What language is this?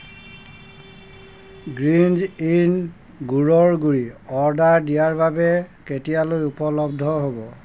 Assamese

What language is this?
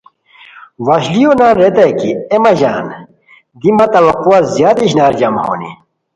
Khowar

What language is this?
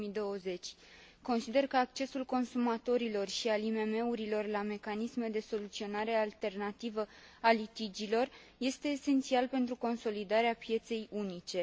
Romanian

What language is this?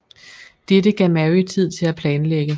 Danish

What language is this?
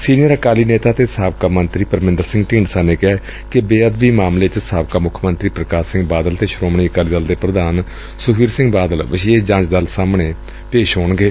Punjabi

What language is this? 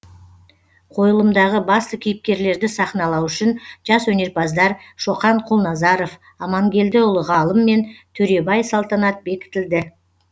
Kazakh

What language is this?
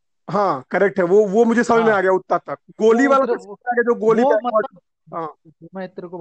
Hindi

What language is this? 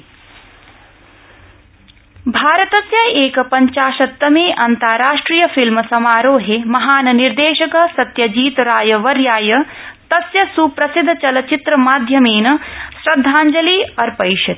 Sanskrit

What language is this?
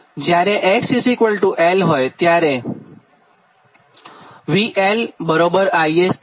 Gujarati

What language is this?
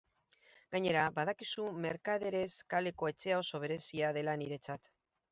Basque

